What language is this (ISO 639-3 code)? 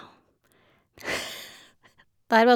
nor